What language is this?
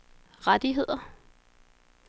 Danish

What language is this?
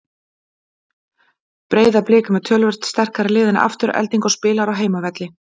Icelandic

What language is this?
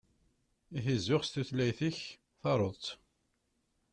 Kabyle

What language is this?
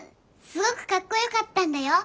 Japanese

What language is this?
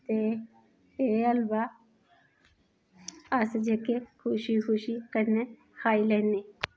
Dogri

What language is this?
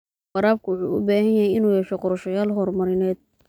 Somali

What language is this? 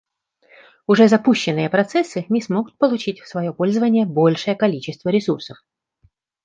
Russian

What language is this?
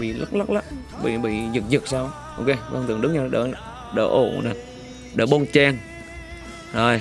Vietnamese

